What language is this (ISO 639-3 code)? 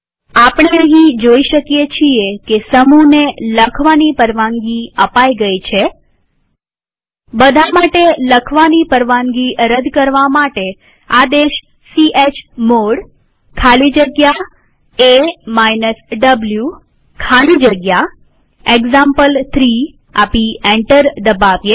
guj